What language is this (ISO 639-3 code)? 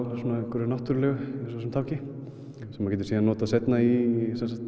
isl